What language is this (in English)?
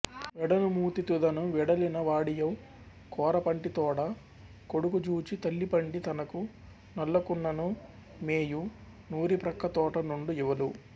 Telugu